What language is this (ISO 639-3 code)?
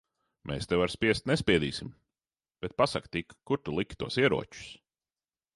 lav